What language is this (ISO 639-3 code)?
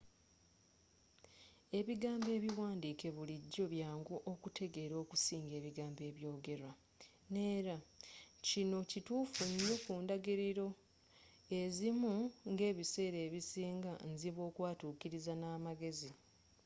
lug